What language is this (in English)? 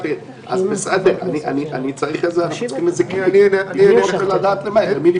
Hebrew